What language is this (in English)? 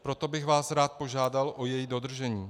Czech